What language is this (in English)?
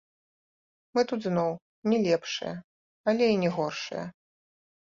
Belarusian